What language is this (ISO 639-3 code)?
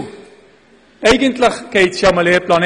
gsw